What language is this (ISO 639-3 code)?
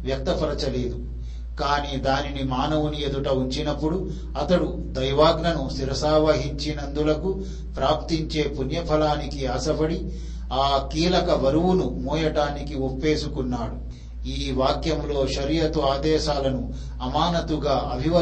tel